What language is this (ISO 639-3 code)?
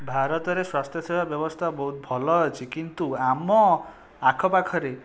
ori